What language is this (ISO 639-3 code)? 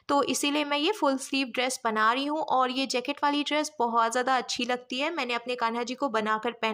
hin